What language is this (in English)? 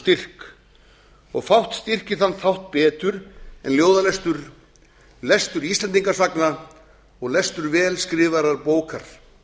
Icelandic